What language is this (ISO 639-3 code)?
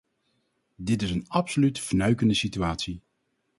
nld